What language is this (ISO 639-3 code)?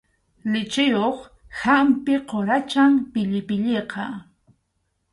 qxu